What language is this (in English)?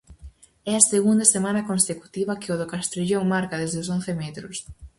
Galician